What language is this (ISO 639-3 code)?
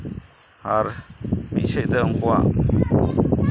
sat